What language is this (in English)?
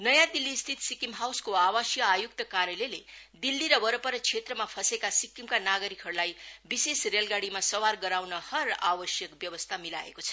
Nepali